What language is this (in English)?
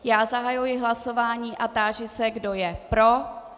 Czech